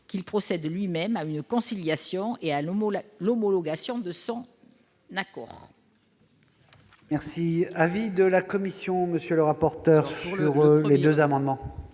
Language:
French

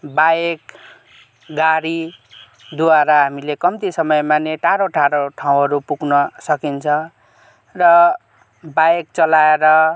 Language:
Nepali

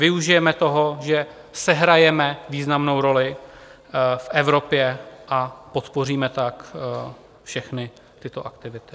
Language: Czech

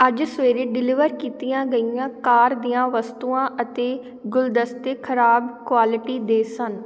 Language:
Punjabi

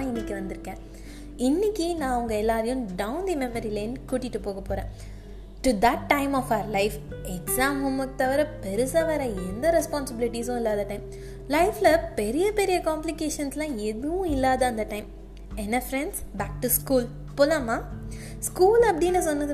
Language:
Tamil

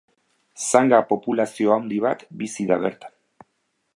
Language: Basque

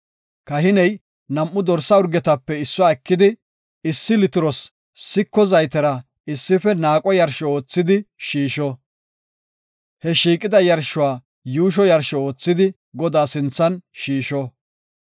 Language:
Gofa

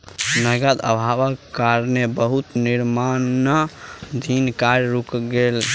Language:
Maithili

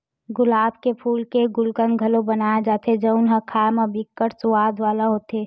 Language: Chhattisgarhi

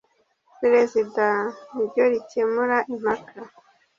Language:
Kinyarwanda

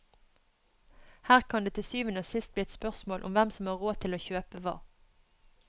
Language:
Norwegian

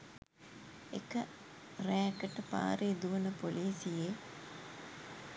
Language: Sinhala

